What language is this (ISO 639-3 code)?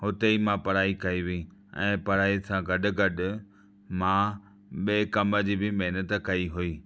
snd